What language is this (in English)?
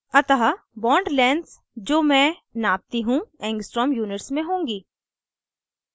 Hindi